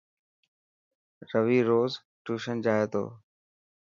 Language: Dhatki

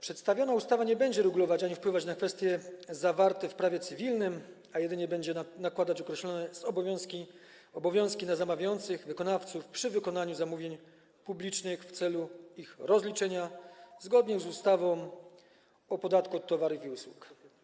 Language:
Polish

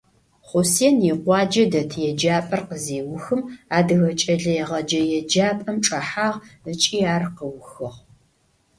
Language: Adyghe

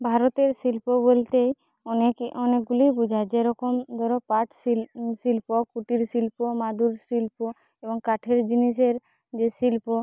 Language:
Bangla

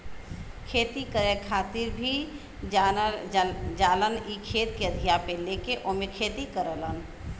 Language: Bhojpuri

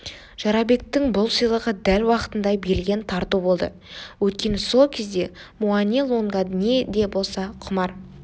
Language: Kazakh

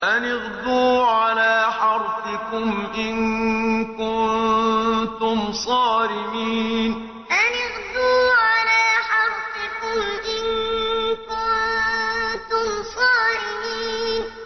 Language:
Arabic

